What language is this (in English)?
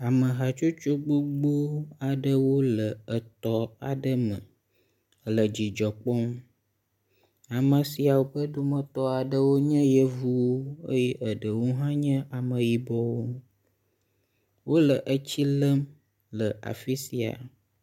Ewe